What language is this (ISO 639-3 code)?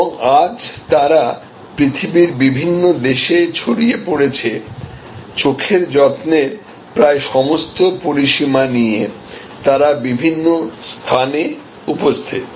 ben